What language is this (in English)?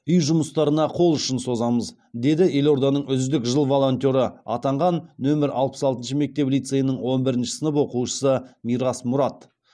Kazakh